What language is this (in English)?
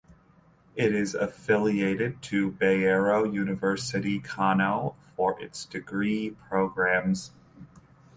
English